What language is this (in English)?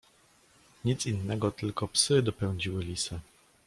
Polish